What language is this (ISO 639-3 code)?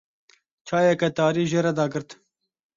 kur